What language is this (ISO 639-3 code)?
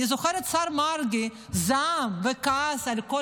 heb